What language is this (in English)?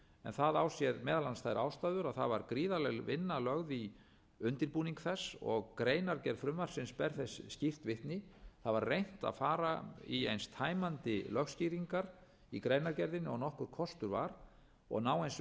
Icelandic